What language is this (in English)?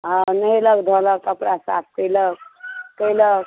Maithili